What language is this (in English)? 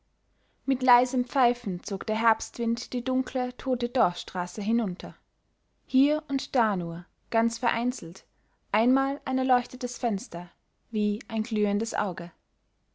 German